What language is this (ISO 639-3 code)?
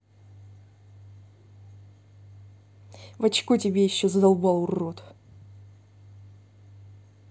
rus